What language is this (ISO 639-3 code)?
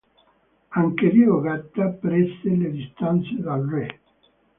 ita